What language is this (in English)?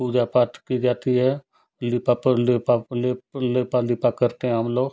Hindi